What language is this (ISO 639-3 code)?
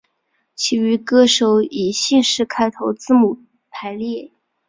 zho